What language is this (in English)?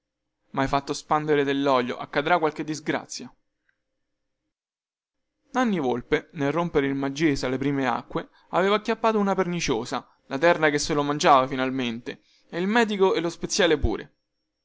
Italian